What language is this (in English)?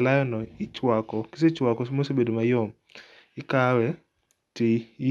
Luo (Kenya and Tanzania)